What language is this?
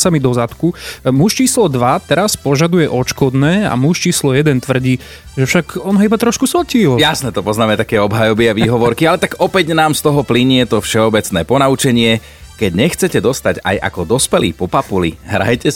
Slovak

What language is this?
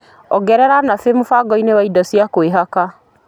Kikuyu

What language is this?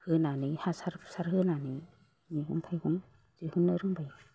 Bodo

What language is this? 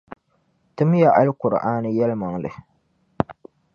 Dagbani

